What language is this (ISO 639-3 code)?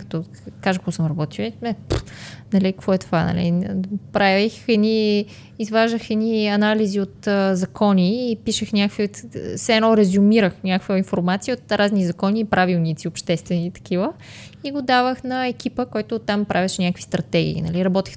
bul